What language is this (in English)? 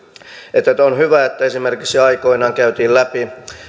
Finnish